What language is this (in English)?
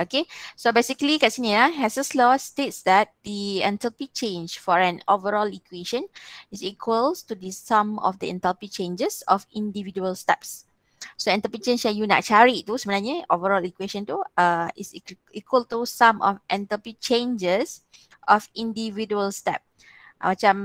Malay